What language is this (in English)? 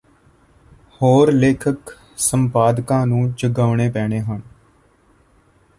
Punjabi